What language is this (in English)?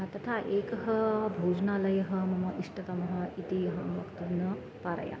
Sanskrit